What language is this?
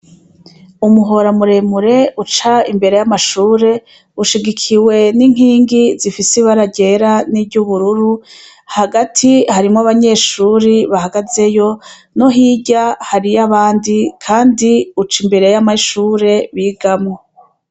Rundi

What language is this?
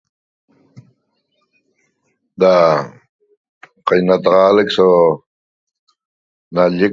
Toba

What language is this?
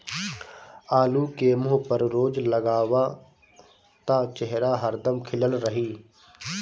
Bhojpuri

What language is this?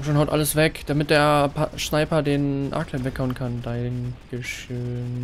German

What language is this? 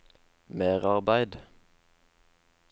Norwegian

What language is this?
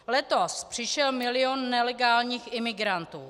Czech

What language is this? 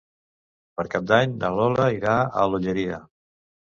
Catalan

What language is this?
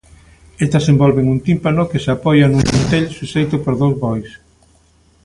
Galician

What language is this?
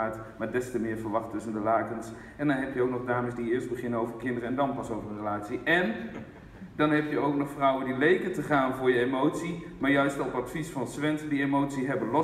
Dutch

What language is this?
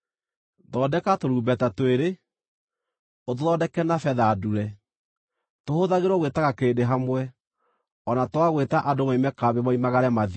Kikuyu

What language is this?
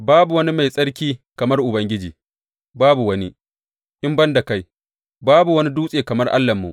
Hausa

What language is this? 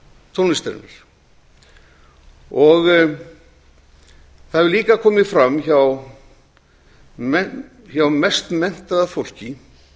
Icelandic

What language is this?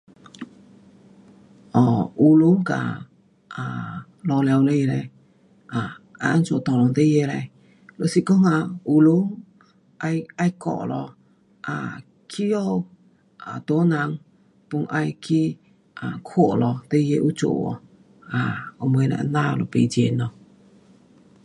Pu-Xian Chinese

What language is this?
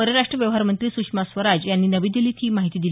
Marathi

